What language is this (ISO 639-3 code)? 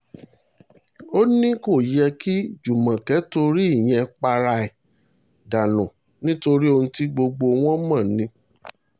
yor